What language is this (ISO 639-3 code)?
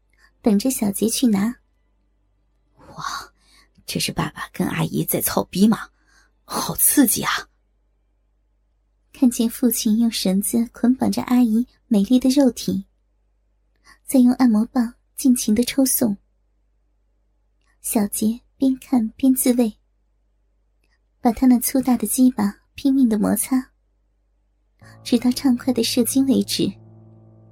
zho